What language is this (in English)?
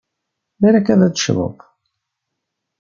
Kabyle